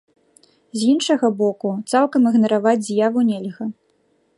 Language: Belarusian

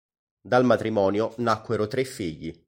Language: Italian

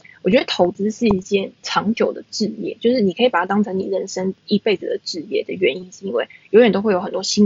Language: Chinese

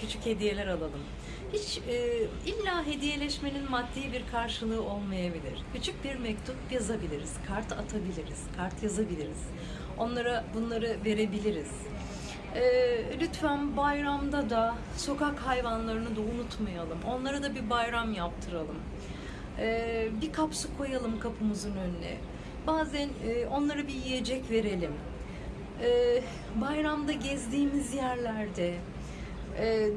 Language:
Turkish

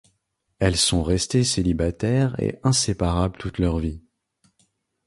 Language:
French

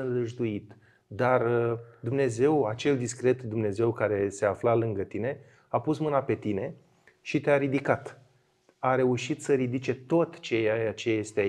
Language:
Romanian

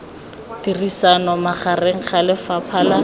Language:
Tswana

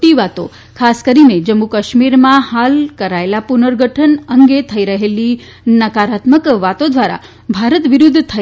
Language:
Gujarati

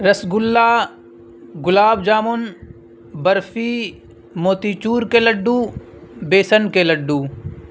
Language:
Urdu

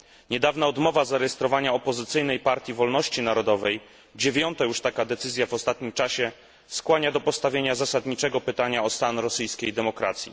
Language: Polish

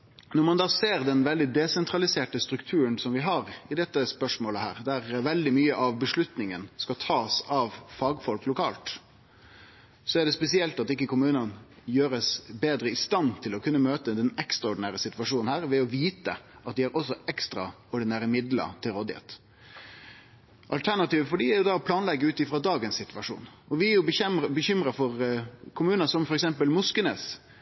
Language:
Norwegian Nynorsk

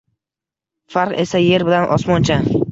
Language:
Uzbek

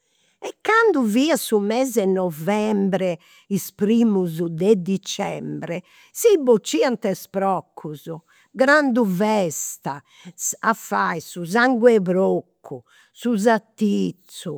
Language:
Campidanese Sardinian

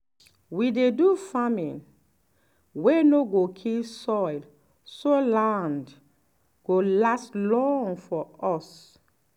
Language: Nigerian Pidgin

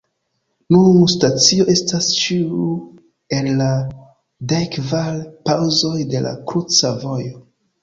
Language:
Esperanto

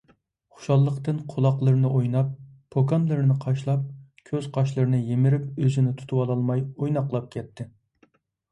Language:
Uyghur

